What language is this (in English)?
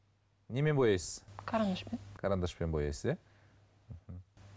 Kazakh